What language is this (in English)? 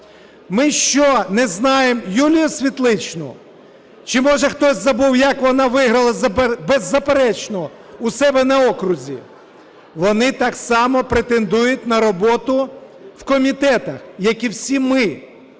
Ukrainian